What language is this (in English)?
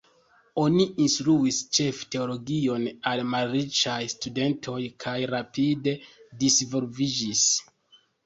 Esperanto